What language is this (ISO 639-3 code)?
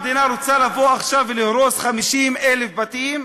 heb